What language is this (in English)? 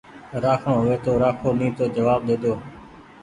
Goaria